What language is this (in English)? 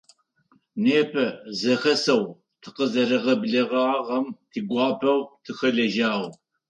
Adyghe